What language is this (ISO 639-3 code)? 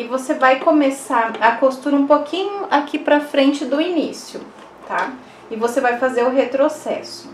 por